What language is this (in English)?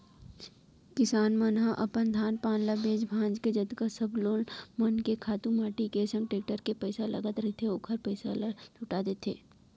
Chhattisgarhi